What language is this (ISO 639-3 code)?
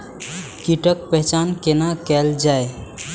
mai